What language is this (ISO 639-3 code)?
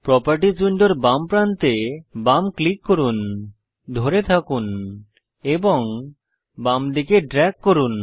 ben